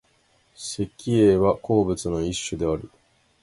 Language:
Japanese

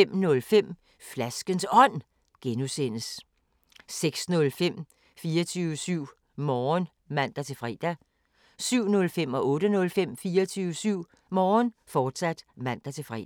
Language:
Danish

